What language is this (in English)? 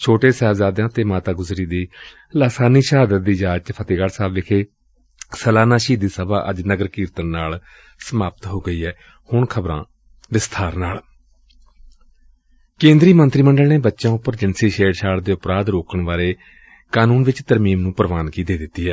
Punjabi